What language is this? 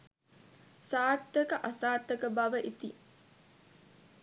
Sinhala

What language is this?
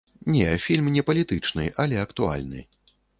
Belarusian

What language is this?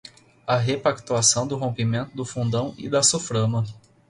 Portuguese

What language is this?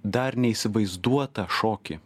Lithuanian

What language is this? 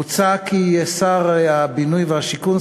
Hebrew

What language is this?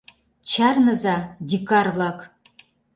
Mari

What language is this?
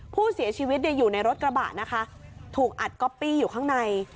Thai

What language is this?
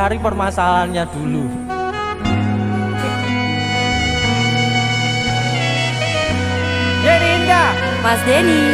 Indonesian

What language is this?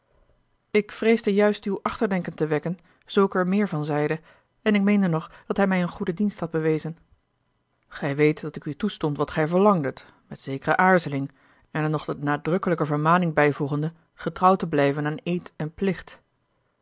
Dutch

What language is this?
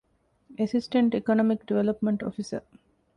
Divehi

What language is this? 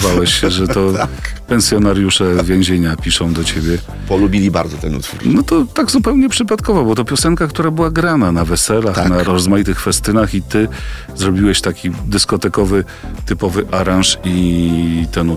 Polish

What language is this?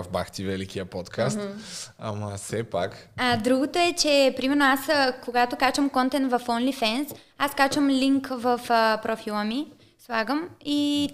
Bulgarian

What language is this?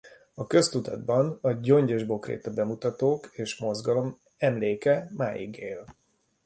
Hungarian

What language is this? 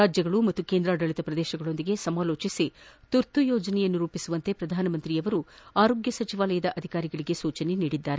Kannada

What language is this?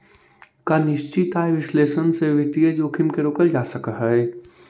Magahi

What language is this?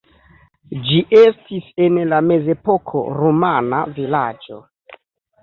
Esperanto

